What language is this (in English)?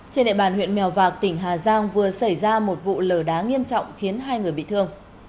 Vietnamese